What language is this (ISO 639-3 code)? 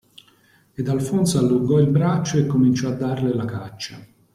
ita